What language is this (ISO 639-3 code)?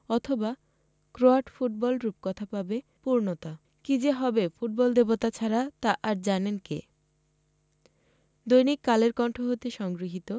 ben